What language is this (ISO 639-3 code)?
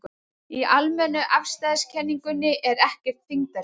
isl